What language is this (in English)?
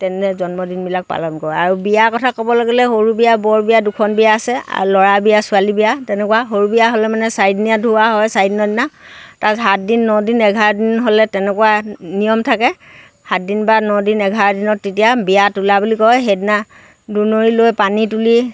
Assamese